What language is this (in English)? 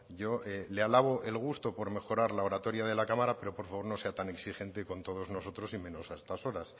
Spanish